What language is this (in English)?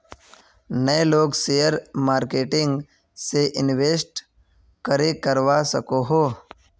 Magahi